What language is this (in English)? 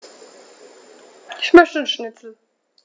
German